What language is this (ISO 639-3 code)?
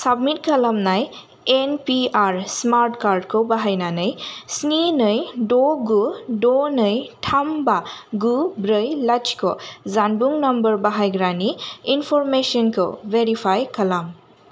brx